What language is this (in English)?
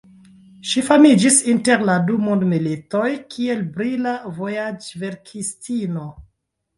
Esperanto